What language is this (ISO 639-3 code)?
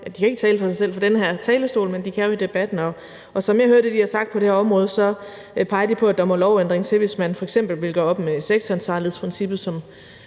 dan